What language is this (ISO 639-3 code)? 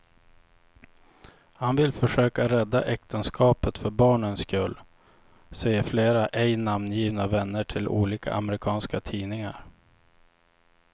swe